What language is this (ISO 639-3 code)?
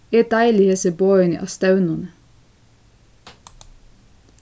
fao